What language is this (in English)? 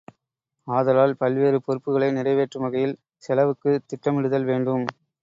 Tamil